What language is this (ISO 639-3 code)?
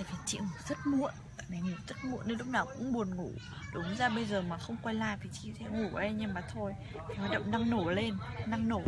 vie